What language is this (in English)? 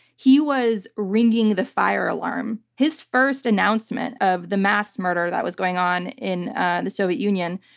English